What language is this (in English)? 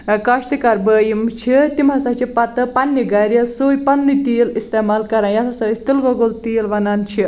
Kashmiri